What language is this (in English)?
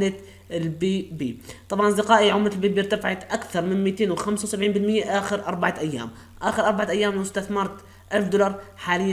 Arabic